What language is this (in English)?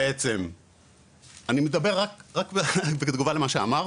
Hebrew